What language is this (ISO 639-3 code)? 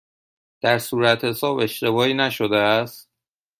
fas